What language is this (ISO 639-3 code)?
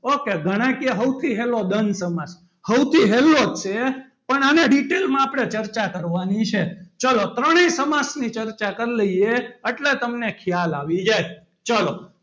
guj